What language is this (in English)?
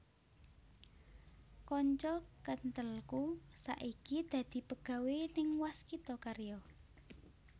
Javanese